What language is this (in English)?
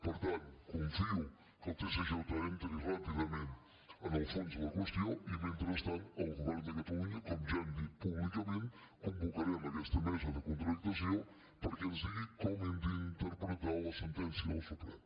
Catalan